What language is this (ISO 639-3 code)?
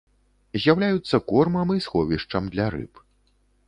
bel